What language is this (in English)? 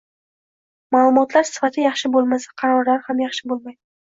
Uzbek